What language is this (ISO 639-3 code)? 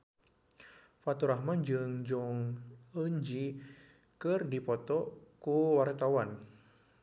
sun